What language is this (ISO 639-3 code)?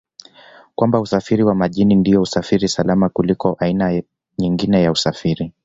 swa